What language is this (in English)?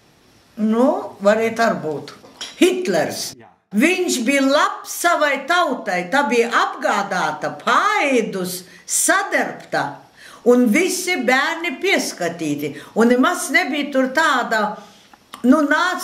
Latvian